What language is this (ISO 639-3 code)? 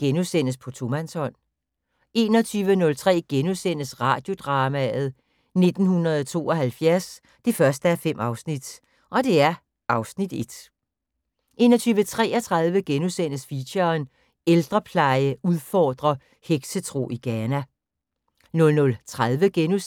dan